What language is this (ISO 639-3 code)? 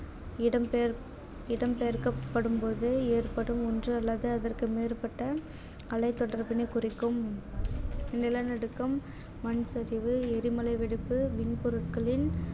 tam